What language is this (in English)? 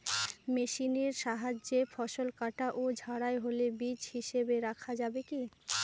Bangla